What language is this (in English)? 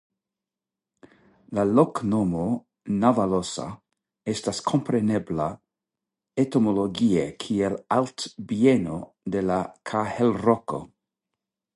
Esperanto